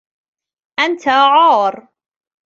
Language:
Arabic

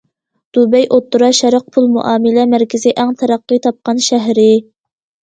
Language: Uyghur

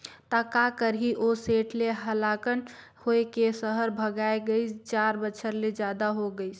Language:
Chhattisgarhi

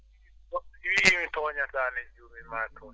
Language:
Fula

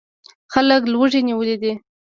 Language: Pashto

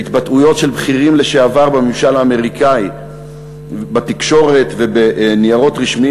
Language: Hebrew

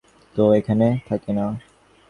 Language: Bangla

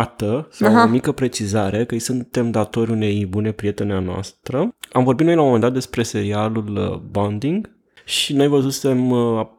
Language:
Romanian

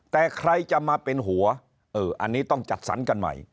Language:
Thai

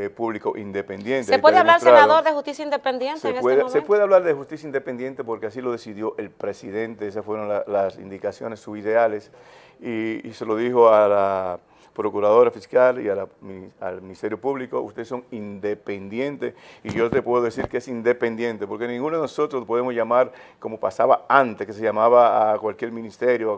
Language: Spanish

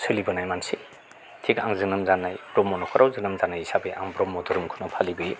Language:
Bodo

